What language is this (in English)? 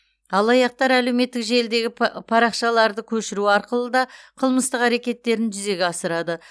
Kazakh